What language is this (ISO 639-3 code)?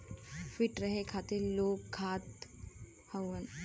bho